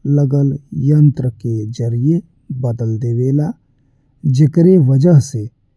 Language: Bhojpuri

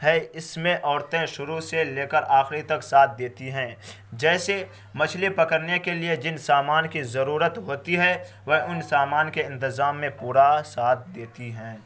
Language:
Urdu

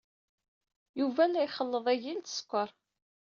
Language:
Kabyle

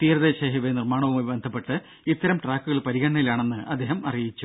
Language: Malayalam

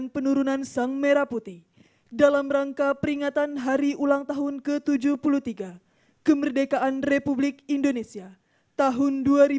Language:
Indonesian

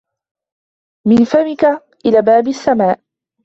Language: Arabic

